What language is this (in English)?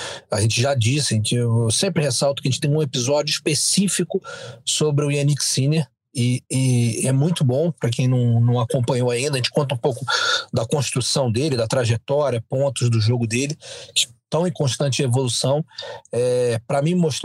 Portuguese